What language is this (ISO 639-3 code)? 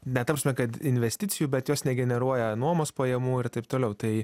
lit